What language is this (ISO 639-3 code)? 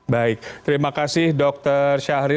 ind